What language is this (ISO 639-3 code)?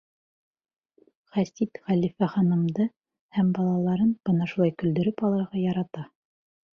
bak